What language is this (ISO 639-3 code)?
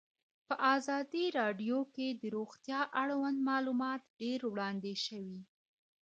pus